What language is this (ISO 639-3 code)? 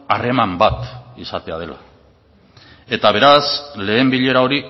eus